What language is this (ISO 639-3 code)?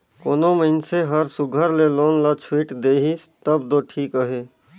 hne